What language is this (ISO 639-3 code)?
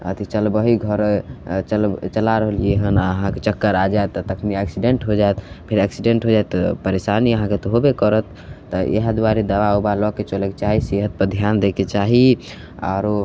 mai